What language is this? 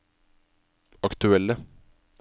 Norwegian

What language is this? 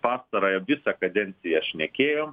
Lithuanian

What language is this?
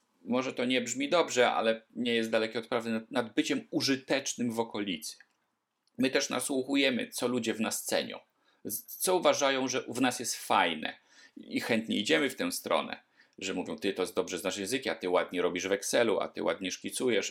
Polish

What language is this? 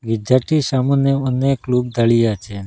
Bangla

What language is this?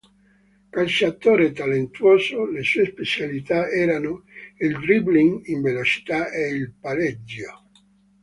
Italian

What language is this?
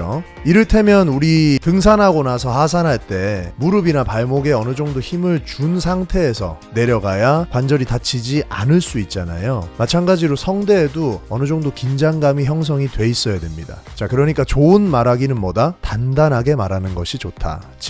Korean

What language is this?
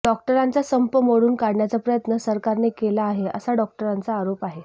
Marathi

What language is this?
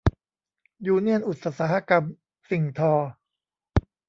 Thai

